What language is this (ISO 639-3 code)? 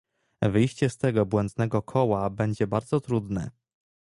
pol